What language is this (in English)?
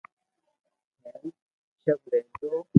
Loarki